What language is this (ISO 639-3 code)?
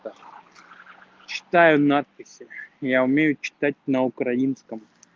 rus